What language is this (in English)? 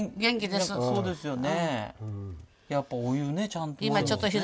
Japanese